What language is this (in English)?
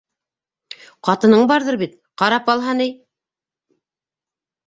Bashkir